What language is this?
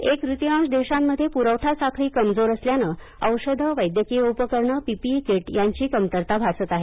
Marathi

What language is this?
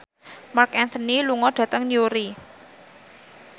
Javanese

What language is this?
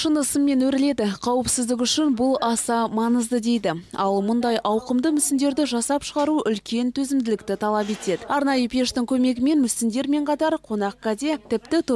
Russian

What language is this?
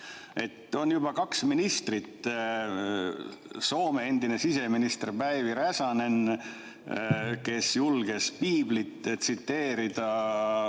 Estonian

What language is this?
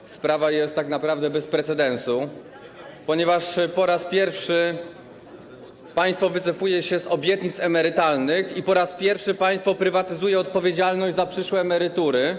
Polish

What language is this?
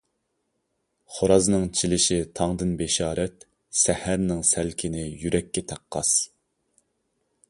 Uyghur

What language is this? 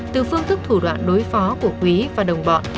Vietnamese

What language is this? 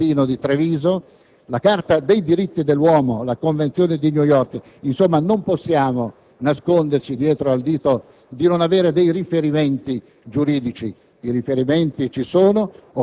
Italian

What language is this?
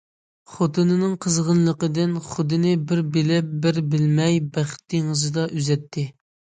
Uyghur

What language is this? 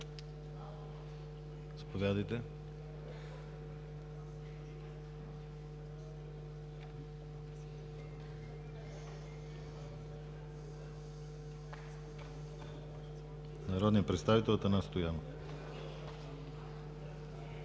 Bulgarian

